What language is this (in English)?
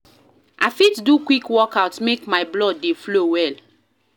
Nigerian Pidgin